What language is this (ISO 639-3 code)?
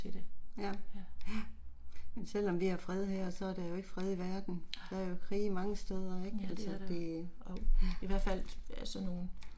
dan